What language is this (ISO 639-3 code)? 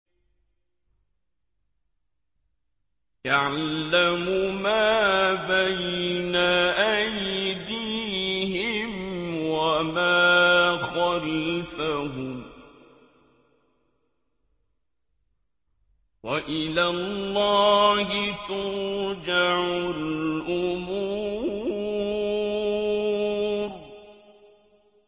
ara